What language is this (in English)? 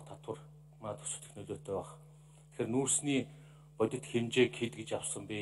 Turkish